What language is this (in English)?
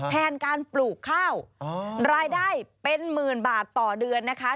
Thai